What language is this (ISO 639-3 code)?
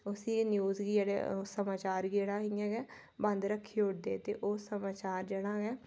doi